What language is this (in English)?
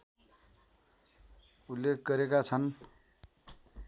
Nepali